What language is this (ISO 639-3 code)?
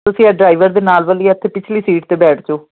pan